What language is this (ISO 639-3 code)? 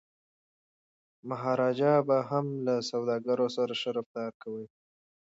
pus